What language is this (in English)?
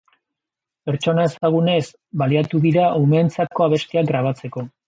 Basque